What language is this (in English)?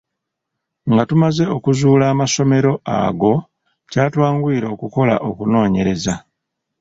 Ganda